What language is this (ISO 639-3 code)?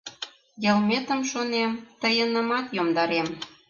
chm